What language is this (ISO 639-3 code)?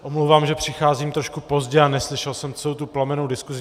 ces